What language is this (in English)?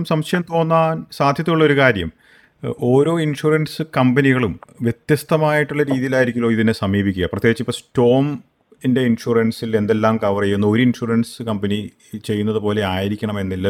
Malayalam